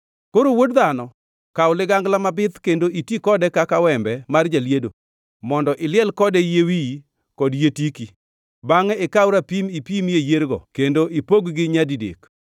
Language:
Luo (Kenya and Tanzania)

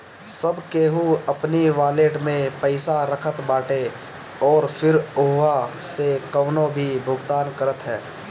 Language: Bhojpuri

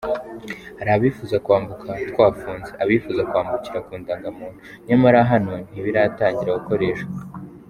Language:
Kinyarwanda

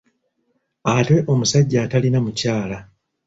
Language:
Ganda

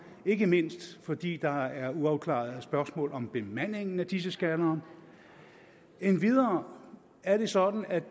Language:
Danish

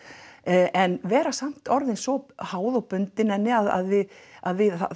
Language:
Icelandic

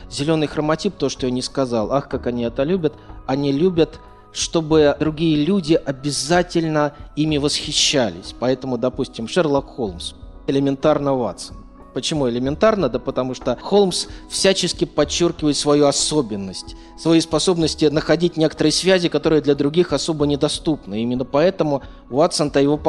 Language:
Russian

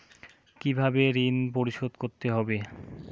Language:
Bangla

